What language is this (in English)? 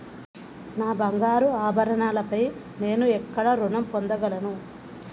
Telugu